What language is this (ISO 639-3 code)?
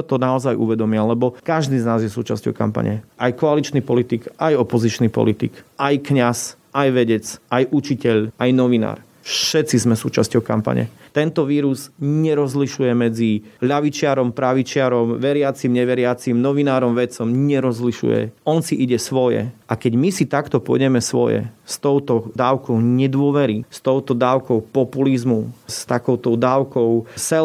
slk